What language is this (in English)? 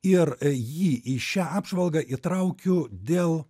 Lithuanian